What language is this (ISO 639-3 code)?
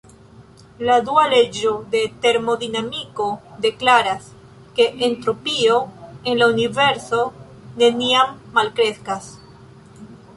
epo